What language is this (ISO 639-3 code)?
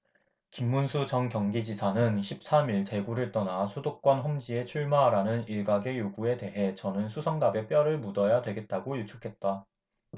kor